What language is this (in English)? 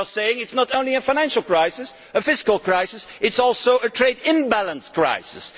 English